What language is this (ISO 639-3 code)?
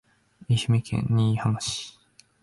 jpn